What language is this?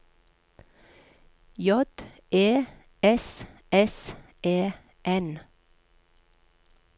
Norwegian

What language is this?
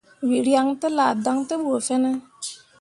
Mundang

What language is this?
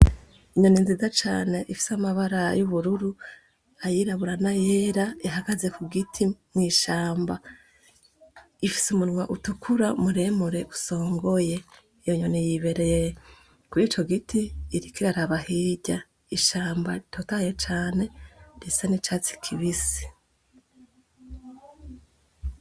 Rundi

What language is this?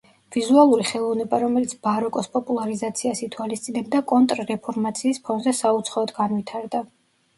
Georgian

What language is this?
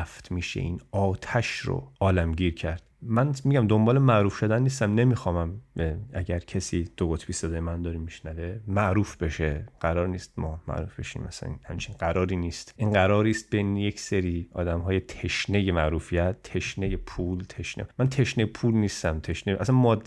Persian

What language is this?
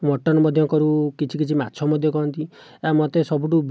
Odia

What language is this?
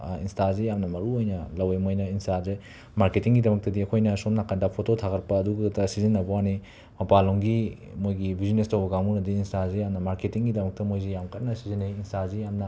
Manipuri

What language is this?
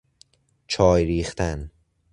Persian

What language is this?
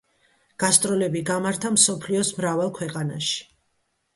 Georgian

